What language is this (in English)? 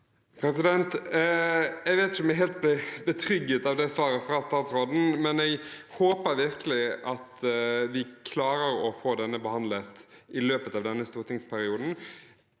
Norwegian